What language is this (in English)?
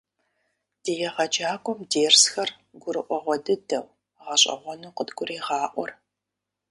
Kabardian